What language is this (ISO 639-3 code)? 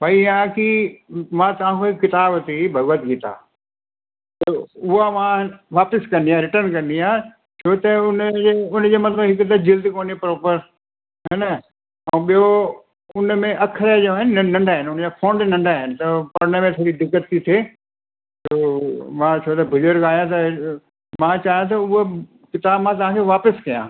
snd